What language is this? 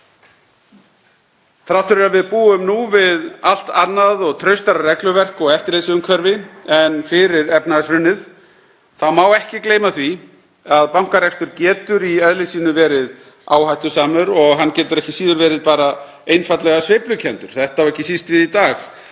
Icelandic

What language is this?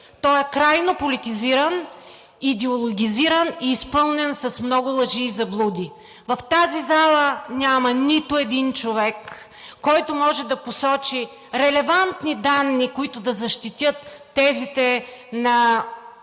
Bulgarian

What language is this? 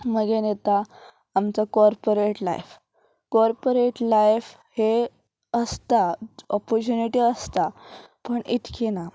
Konkani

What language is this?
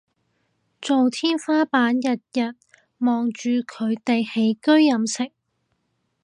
Cantonese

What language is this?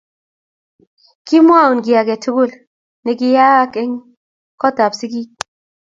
Kalenjin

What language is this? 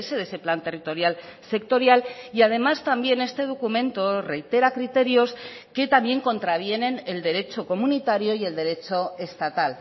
Spanish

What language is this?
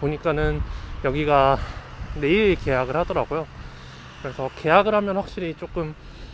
Korean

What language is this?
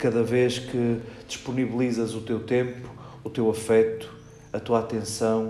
Portuguese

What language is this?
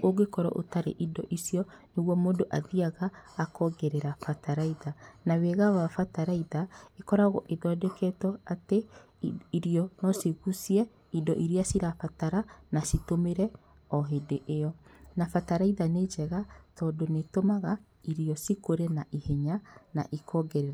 Kikuyu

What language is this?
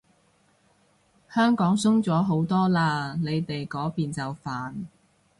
Cantonese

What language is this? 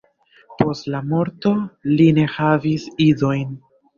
Esperanto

